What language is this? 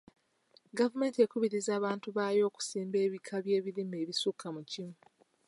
Ganda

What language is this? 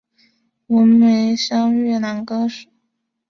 Chinese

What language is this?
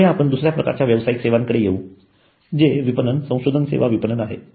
Marathi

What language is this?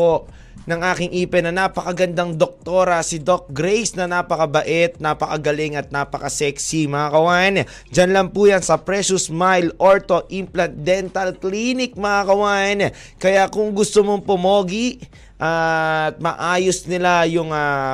Filipino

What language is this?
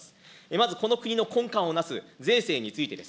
Japanese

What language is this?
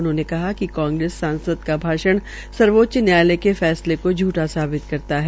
Hindi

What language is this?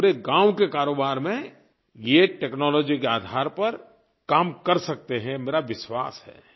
Hindi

